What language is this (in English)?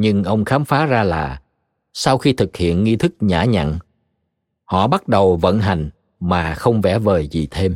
Vietnamese